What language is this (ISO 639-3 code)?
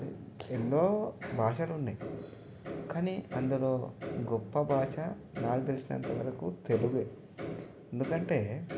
tel